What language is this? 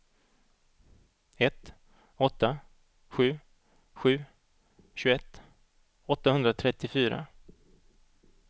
Swedish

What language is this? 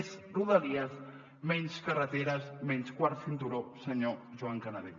Catalan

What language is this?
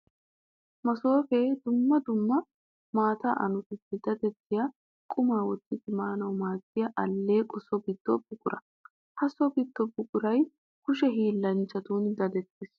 Wolaytta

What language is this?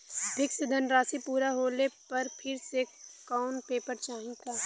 Bhojpuri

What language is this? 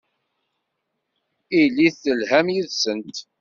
Kabyle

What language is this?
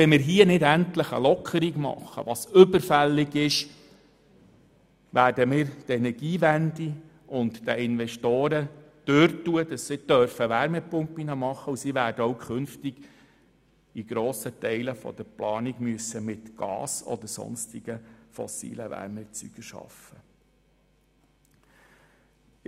Swiss German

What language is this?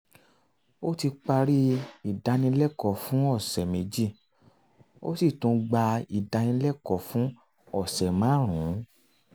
Yoruba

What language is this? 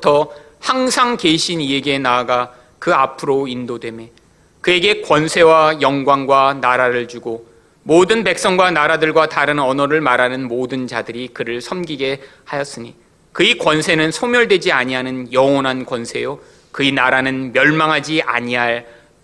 Korean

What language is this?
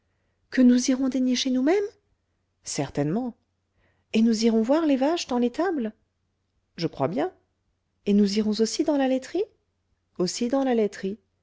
French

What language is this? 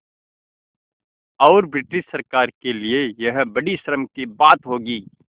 Hindi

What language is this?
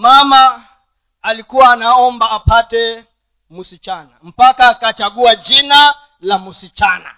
Swahili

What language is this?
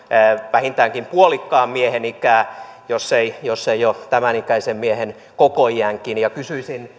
Finnish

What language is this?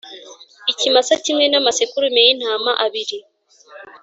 Kinyarwanda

